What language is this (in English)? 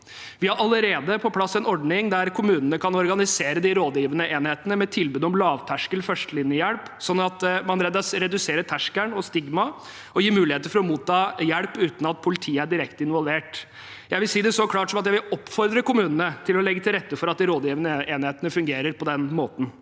Norwegian